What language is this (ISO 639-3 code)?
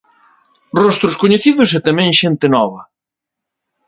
glg